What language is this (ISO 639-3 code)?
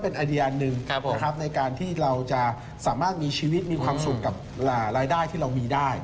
tha